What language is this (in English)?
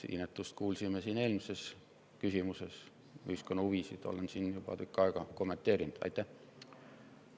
Estonian